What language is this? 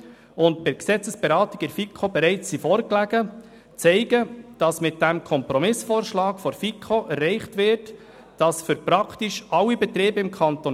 Swiss German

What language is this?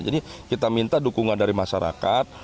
Indonesian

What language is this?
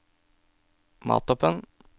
Norwegian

